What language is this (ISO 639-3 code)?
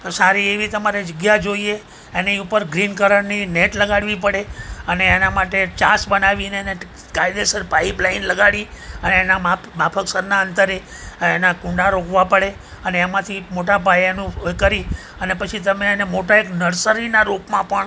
guj